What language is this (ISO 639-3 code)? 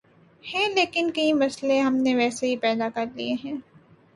urd